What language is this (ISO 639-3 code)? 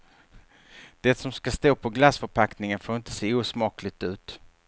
swe